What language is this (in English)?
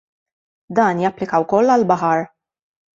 Maltese